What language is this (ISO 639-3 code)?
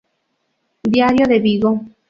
spa